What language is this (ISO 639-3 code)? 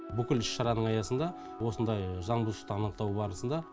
kaz